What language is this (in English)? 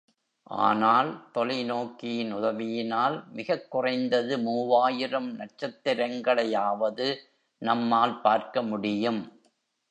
Tamil